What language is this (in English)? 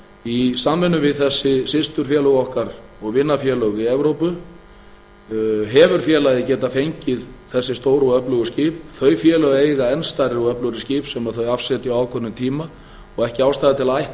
Icelandic